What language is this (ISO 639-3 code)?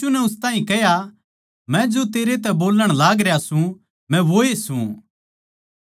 bgc